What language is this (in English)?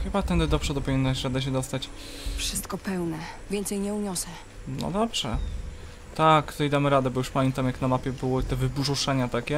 Polish